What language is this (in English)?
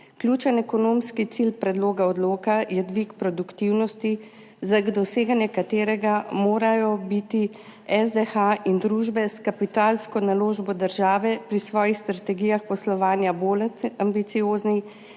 Slovenian